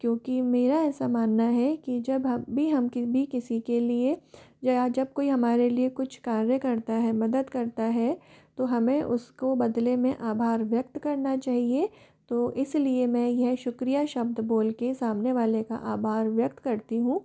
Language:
Hindi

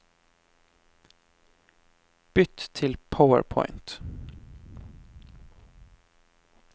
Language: Norwegian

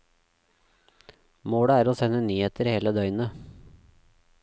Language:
Norwegian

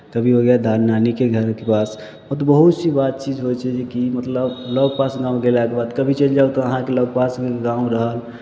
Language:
Maithili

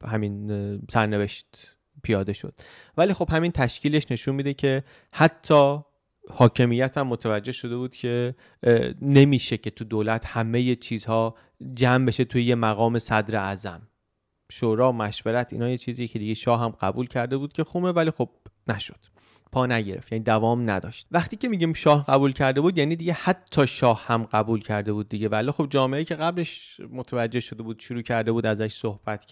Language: Persian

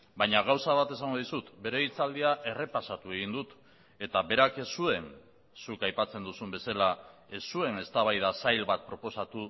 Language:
Basque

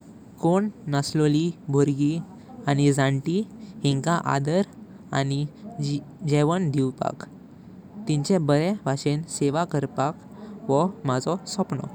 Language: Konkani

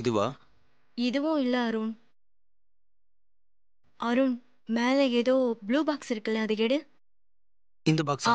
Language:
Tamil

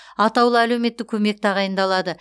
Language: Kazakh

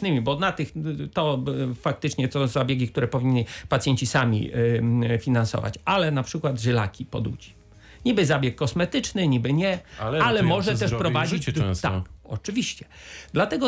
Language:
Polish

